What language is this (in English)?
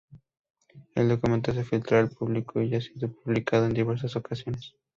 Spanish